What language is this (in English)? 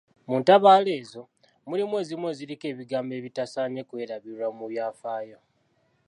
Ganda